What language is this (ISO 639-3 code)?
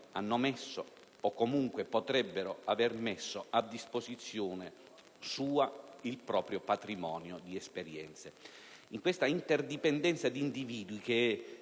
ita